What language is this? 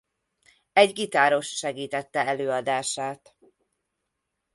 Hungarian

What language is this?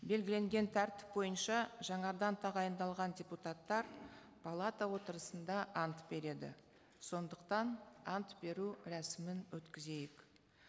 Kazakh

